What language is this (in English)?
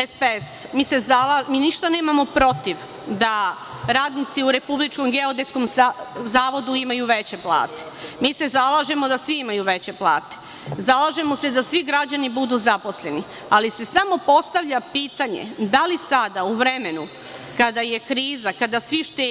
Serbian